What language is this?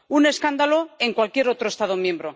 Spanish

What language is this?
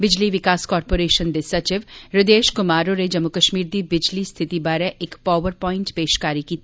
Dogri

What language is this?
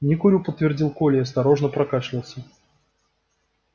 Russian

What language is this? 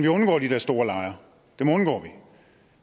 Danish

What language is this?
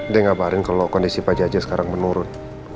Indonesian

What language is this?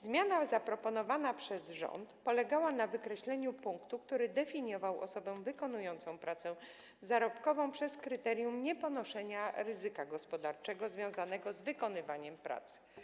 Polish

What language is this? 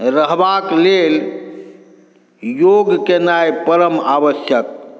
Maithili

